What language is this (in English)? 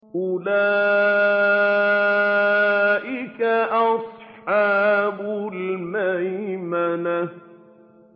Arabic